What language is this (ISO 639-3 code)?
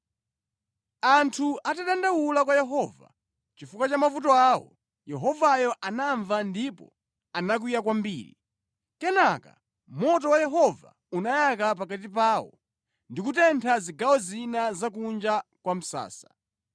nya